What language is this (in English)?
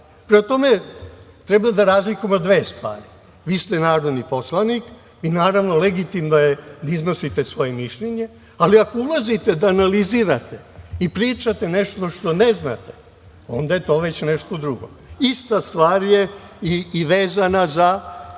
Serbian